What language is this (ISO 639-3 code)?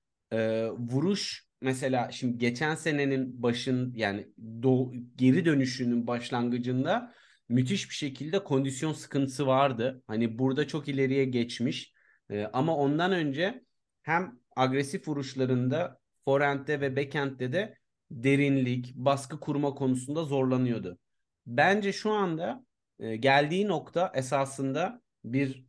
tur